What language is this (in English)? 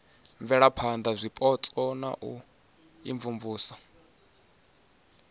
Venda